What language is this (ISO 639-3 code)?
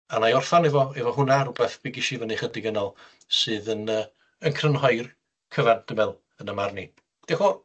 cym